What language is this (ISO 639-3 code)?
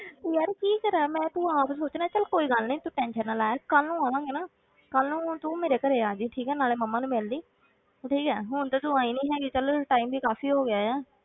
pan